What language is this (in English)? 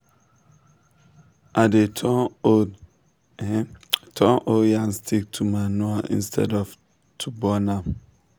Nigerian Pidgin